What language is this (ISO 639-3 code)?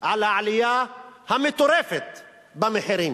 heb